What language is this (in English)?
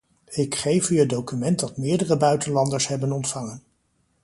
Dutch